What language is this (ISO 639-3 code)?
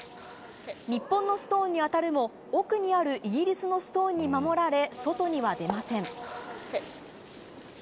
jpn